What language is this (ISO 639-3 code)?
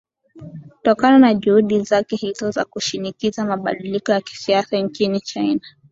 swa